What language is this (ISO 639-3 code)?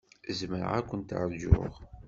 kab